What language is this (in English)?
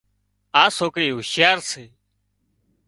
Wadiyara Koli